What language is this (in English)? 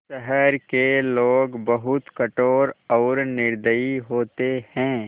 Hindi